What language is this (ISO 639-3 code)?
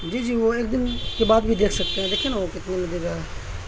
urd